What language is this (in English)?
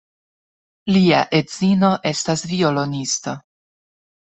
Esperanto